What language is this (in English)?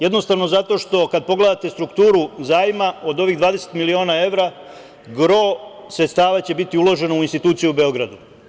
Serbian